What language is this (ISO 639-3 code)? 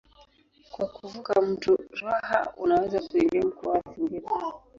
swa